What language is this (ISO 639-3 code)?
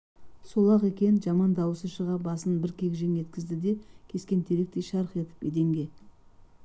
kaz